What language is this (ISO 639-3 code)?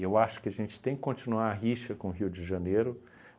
por